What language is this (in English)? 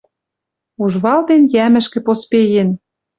Western Mari